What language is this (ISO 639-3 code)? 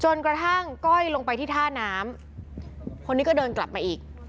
tha